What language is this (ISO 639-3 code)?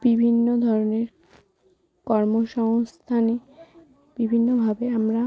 ben